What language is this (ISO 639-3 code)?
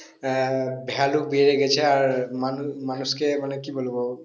ben